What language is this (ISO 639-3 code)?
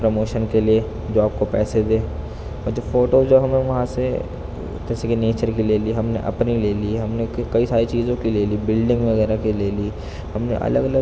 urd